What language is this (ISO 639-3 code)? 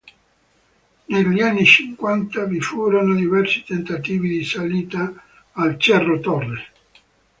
ita